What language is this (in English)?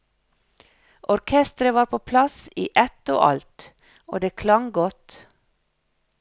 Norwegian